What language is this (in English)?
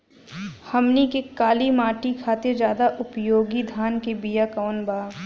Bhojpuri